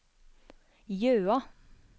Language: Norwegian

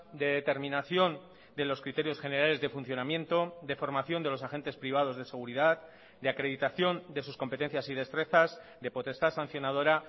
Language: Spanish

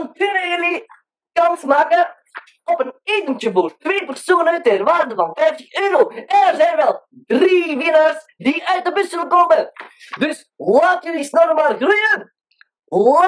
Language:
Dutch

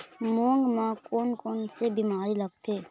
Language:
Chhattisgarhi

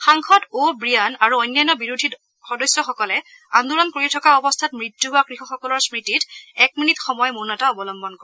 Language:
Assamese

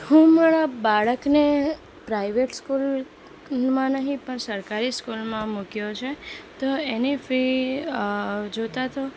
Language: Gujarati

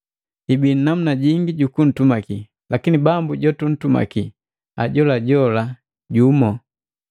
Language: Matengo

